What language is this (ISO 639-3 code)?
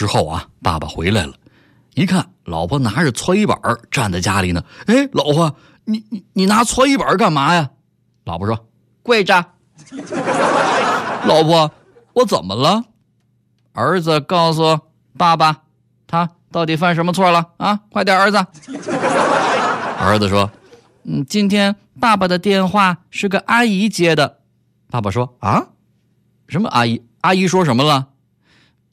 zho